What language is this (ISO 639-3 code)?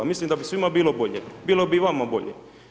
hrv